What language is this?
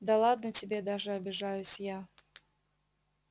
Russian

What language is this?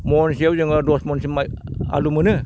Bodo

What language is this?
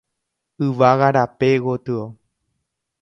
Guarani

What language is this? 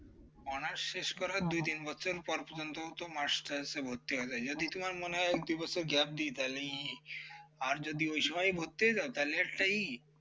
Bangla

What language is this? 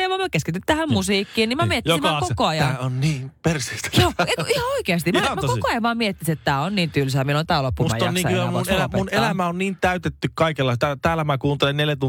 Finnish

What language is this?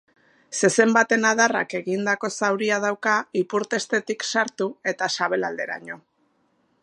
Basque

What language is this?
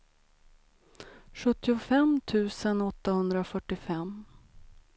Swedish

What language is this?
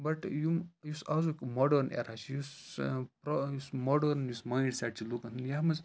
Kashmiri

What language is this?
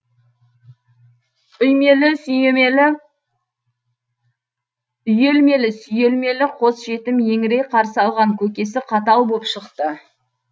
Kazakh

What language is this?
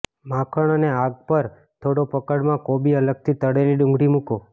Gujarati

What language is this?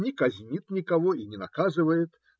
Russian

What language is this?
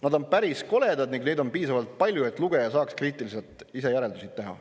Estonian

